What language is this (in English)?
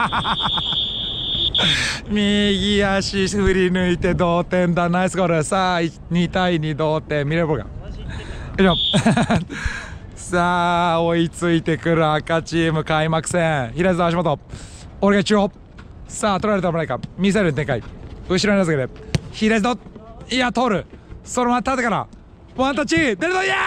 Japanese